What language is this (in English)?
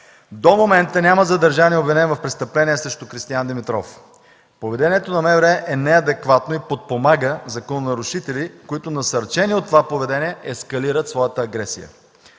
Bulgarian